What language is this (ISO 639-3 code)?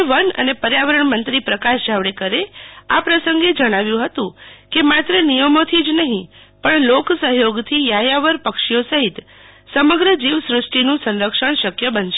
guj